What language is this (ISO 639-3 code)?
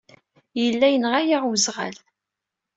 kab